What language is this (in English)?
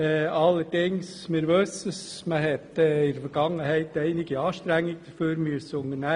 Swiss German